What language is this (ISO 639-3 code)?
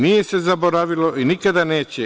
srp